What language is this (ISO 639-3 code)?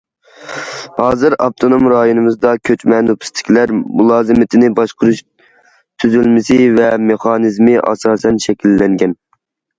uig